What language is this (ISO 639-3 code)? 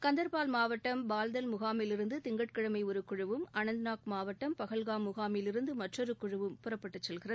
tam